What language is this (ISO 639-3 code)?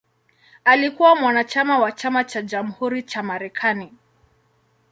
swa